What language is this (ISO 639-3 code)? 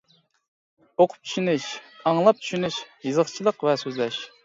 uig